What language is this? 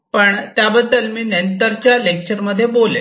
Marathi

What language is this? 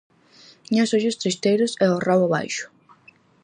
Galician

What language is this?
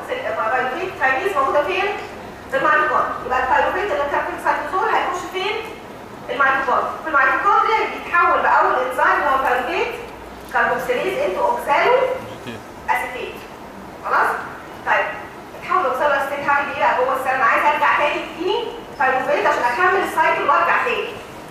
Arabic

